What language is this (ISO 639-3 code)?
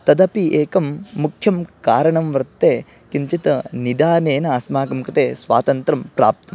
san